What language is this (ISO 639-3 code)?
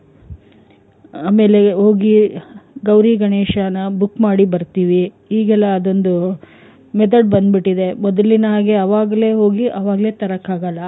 kan